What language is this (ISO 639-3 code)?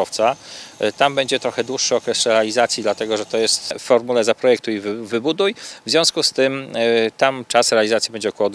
pol